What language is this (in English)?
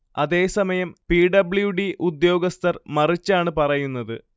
Malayalam